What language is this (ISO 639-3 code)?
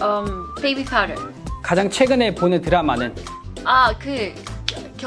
kor